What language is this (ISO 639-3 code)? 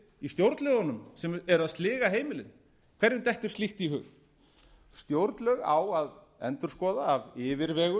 isl